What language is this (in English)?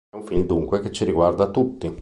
Italian